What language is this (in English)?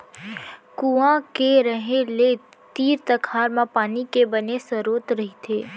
Chhattisgarhi